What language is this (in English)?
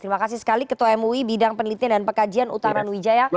Indonesian